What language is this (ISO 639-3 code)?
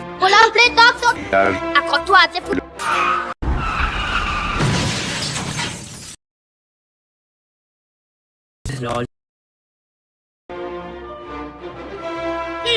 fra